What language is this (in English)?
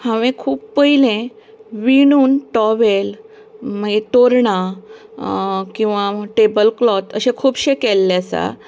Konkani